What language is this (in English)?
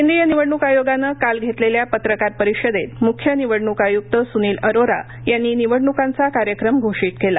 Marathi